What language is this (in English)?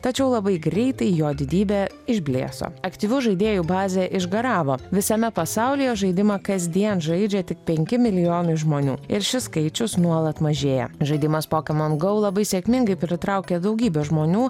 Lithuanian